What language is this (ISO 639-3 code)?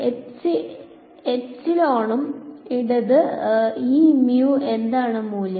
mal